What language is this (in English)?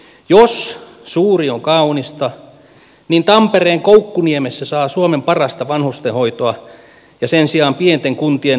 Finnish